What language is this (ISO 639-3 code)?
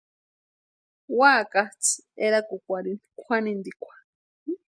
pua